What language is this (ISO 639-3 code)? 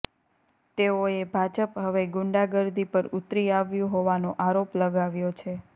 guj